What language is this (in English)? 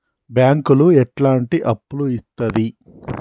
Telugu